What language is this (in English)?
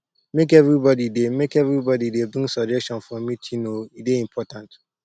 Nigerian Pidgin